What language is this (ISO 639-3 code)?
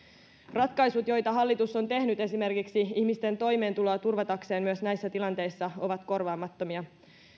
fin